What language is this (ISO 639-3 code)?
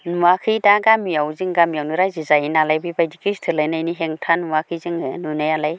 brx